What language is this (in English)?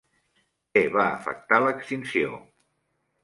Catalan